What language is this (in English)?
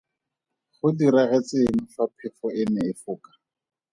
Tswana